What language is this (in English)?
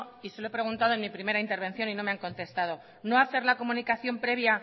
Spanish